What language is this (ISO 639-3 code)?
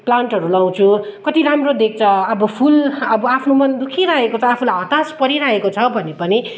nep